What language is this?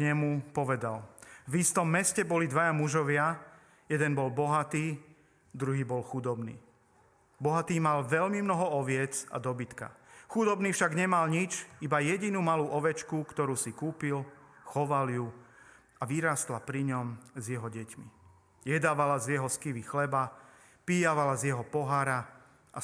Slovak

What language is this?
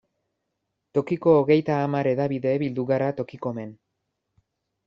Basque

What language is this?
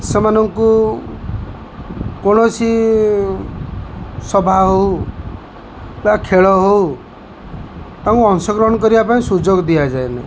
Odia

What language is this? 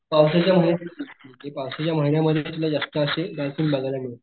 Marathi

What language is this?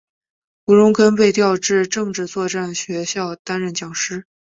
Chinese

